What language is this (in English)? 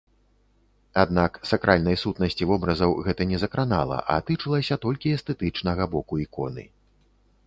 Belarusian